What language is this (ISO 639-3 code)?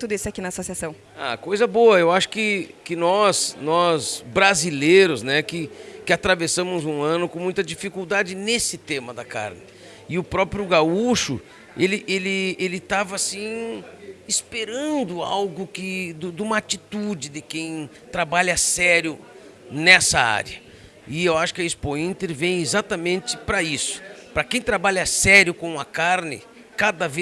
por